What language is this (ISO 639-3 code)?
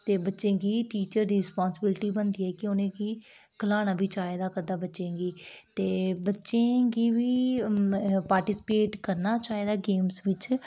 doi